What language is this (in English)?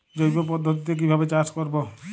Bangla